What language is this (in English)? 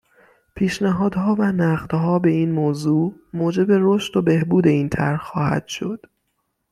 Persian